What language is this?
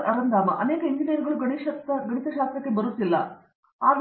Kannada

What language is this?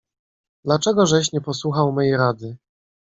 Polish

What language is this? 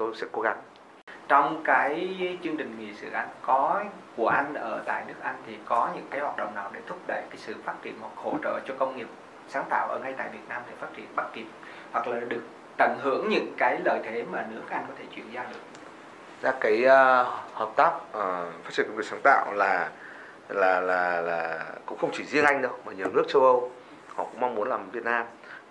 Vietnamese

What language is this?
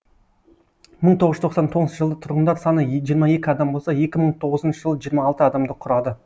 Kazakh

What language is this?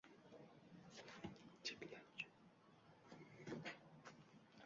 Uzbek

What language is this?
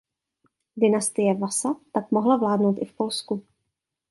Czech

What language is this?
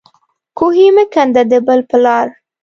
Pashto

